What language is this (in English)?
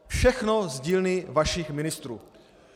Czech